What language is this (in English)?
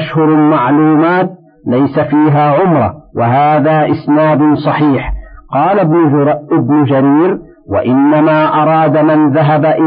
Arabic